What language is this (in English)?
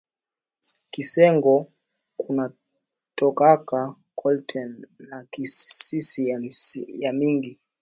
Swahili